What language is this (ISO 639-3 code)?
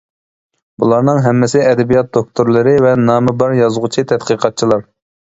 uig